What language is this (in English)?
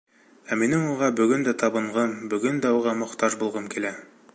Bashkir